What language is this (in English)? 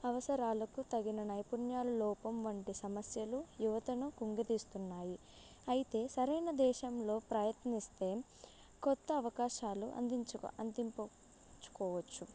Telugu